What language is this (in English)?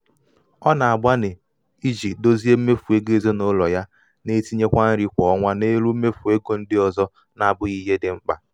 Igbo